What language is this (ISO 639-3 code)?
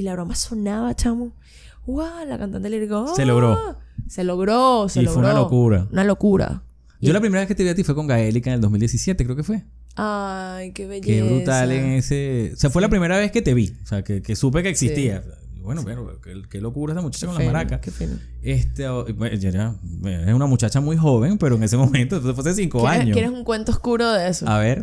spa